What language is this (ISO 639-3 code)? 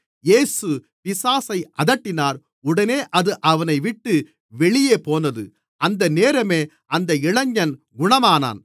tam